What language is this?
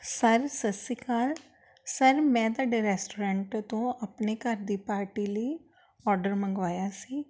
Punjabi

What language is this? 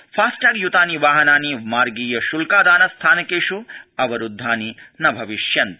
Sanskrit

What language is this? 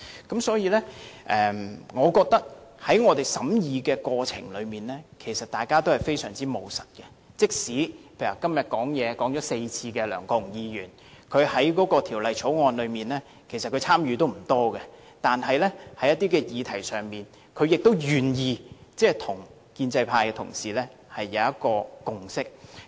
Cantonese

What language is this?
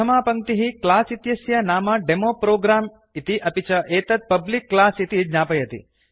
Sanskrit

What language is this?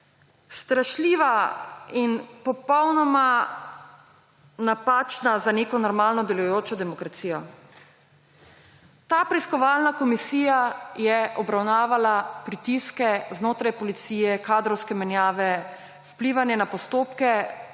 Slovenian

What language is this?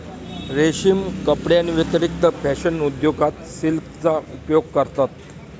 Marathi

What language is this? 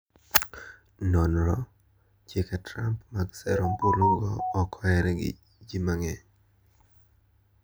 Luo (Kenya and Tanzania)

